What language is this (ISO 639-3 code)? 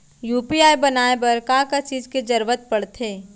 hne